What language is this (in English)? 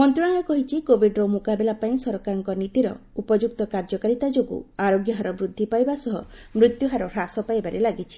Odia